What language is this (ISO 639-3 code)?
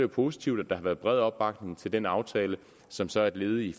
dan